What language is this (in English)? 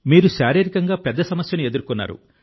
Telugu